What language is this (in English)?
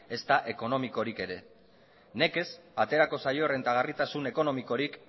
Basque